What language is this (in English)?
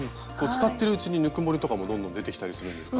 Japanese